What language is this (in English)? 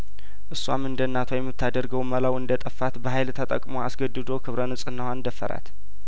Amharic